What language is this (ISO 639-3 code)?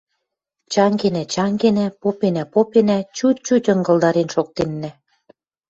mrj